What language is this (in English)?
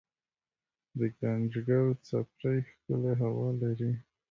Pashto